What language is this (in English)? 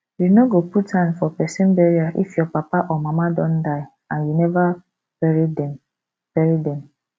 Nigerian Pidgin